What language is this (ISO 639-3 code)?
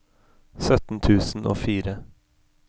nor